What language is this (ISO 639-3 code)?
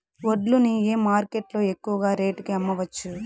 tel